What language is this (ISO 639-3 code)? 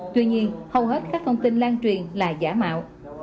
vie